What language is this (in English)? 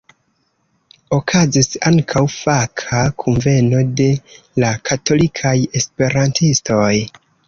Esperanto